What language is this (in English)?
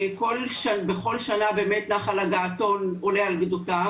Hebrew